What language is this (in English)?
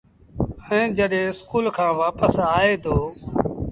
Sindhi Bhil